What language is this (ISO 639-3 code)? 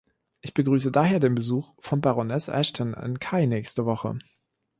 deu